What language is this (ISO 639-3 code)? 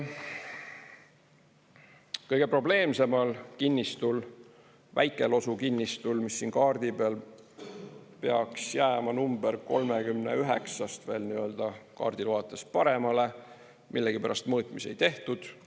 est